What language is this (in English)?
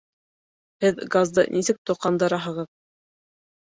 Bashkir